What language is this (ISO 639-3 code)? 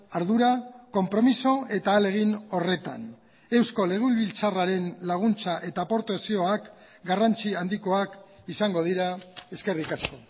eus